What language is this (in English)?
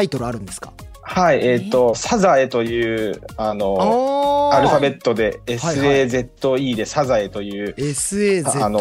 Japanese